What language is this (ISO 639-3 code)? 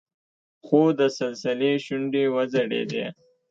pus